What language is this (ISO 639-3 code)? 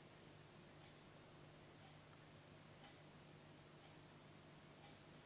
nld